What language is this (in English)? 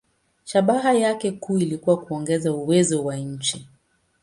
Swahili